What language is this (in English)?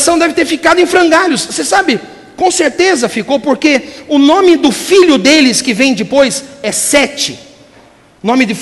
Portuguese